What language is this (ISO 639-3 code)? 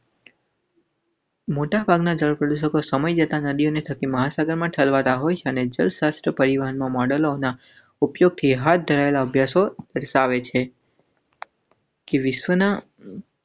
guj